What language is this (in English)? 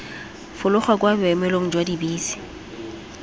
Tswana